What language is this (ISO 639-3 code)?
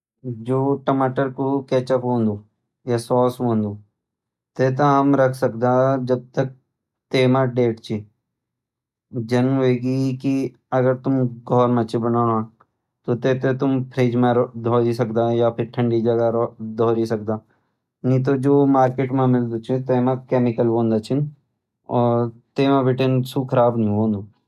gbm